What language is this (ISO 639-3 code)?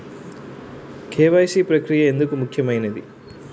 tel